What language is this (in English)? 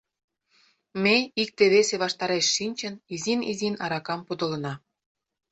Mari